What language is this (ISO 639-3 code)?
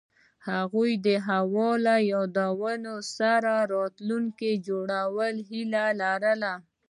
pus